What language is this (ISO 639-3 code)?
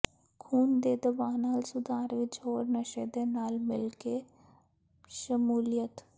pan